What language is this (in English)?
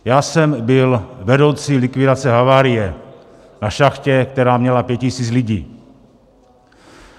Czech